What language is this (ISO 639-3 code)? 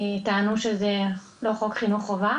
heb